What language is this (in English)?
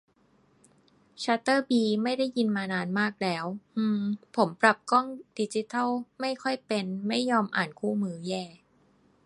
Thai